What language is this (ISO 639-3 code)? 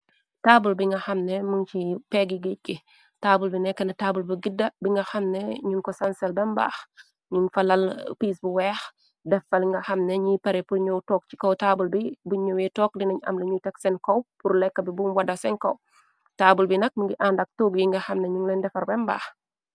wol